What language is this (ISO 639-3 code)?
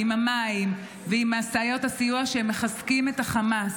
heb